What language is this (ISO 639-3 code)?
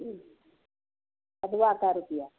mai